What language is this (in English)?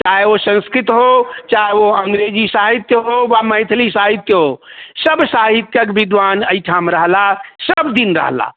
Maithili